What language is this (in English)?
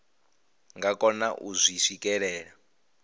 Venda